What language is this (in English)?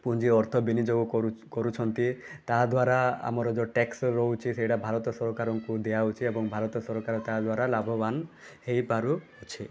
Odia